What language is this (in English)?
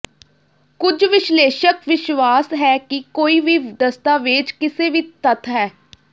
Punjabi